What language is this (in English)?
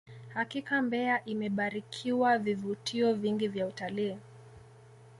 Swahili